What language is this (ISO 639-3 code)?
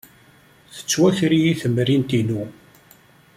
kab